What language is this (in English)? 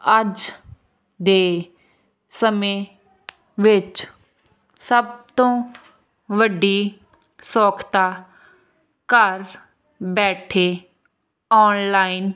Punjabi